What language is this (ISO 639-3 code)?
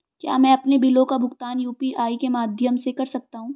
hin